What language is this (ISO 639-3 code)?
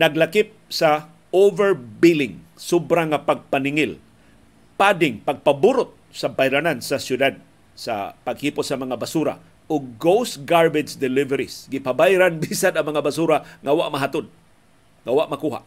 fil